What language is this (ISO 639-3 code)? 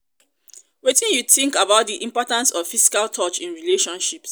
pcm